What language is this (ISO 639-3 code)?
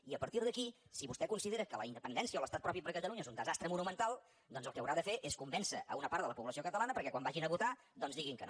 cat